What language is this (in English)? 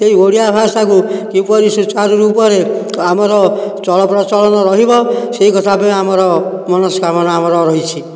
Odia